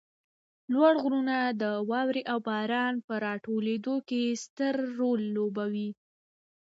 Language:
Pashto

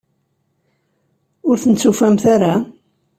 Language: Kabyle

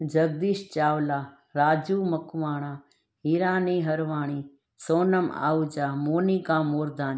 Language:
Sindhi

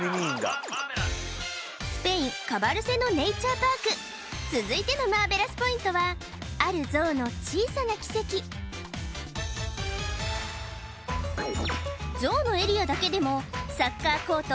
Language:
Japanese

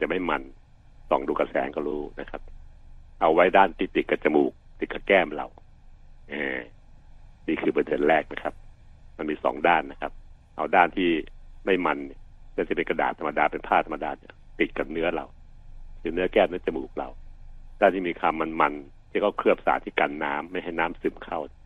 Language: Thai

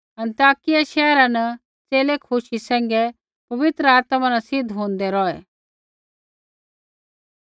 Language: Kullu Pahari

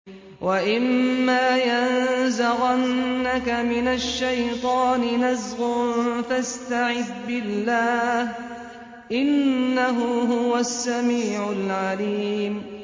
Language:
Arabic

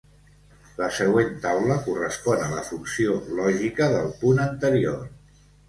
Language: Catalan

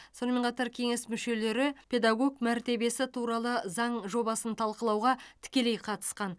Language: Kazakh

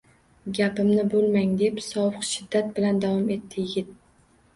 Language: Uzbek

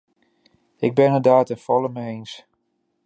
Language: Dutch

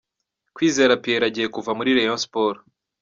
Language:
Kinyarwanda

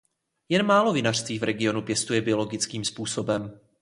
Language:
Czech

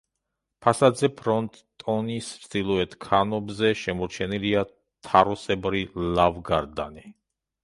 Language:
Georgian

